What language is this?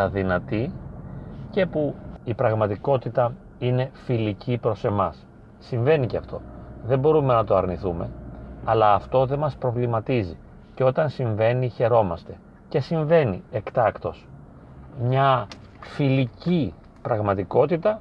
Greek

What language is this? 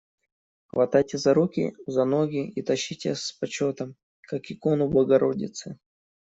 Russian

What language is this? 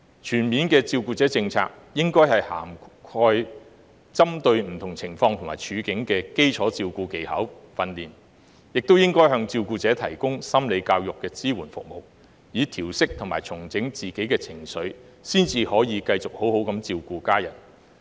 Cantonese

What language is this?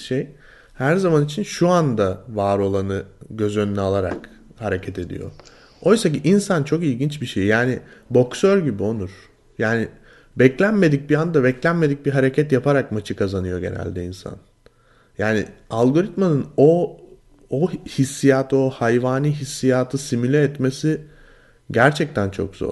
Turkish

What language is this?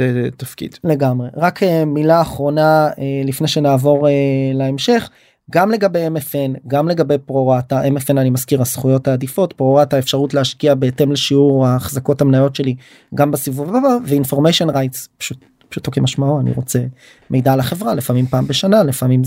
Hebrew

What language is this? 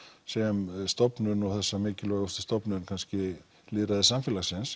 Icelandic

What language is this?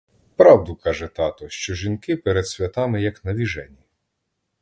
Ukrainian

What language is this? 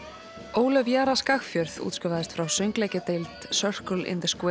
Icelandic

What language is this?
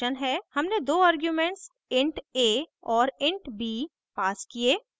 Hindi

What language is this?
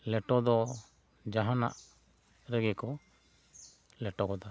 Santali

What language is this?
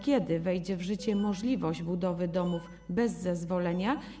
Polish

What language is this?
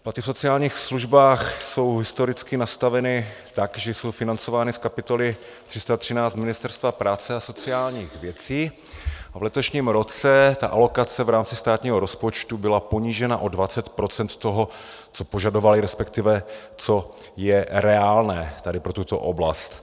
Czech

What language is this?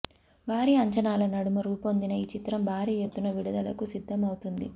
Telugu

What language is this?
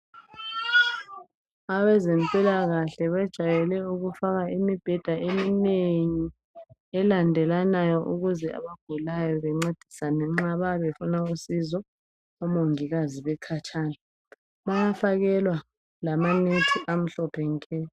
North Ndebele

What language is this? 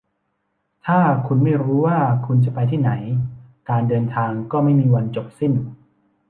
Thai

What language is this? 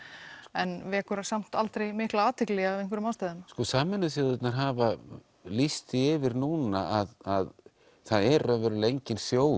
Icelandic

